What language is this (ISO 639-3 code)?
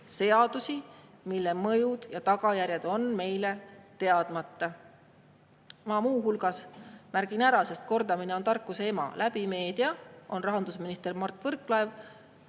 est